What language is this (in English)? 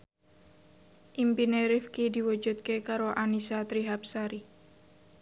Javanese